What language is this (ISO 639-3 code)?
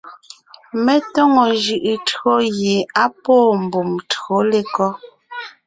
nnh